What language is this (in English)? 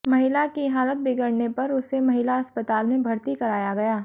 Hindi